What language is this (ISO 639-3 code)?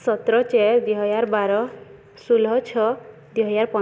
ori